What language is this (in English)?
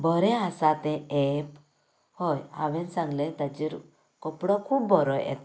Konkani